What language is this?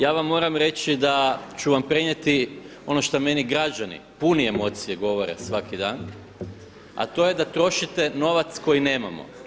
Croatian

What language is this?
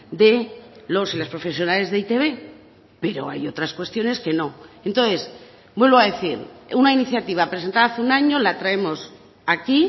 Spanish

